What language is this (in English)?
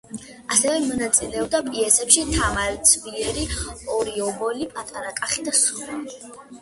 Georgian